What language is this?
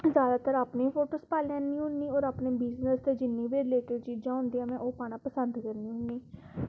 Dogri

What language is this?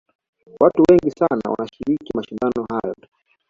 Swahili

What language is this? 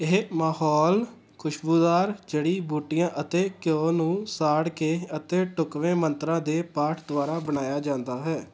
Punjabi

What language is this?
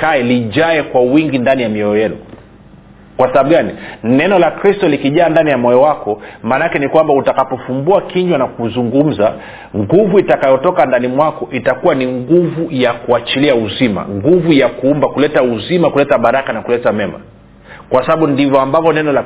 Swahili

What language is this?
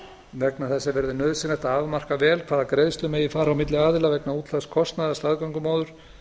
Icelandic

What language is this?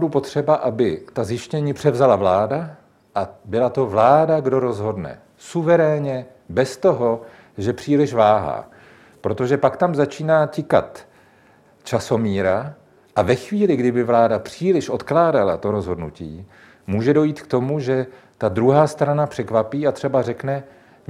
Czech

